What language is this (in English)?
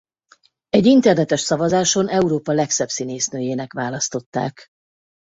Hungarian